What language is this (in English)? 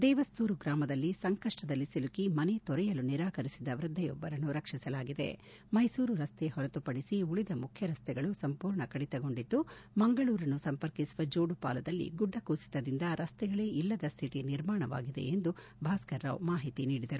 Kannada